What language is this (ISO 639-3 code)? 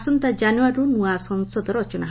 ori